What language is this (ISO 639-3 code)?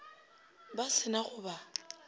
nso